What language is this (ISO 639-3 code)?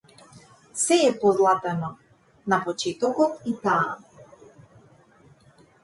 mkd